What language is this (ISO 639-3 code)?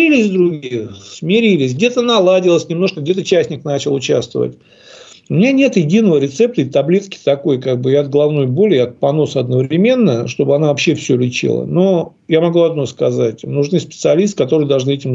rus